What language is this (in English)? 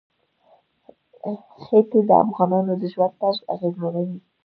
Pashto